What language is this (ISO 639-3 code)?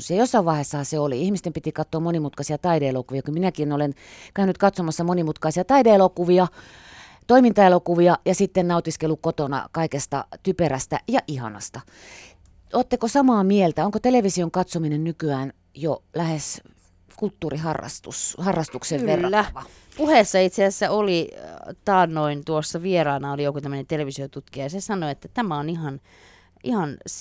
fin